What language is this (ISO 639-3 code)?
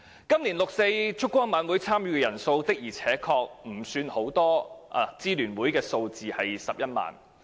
yue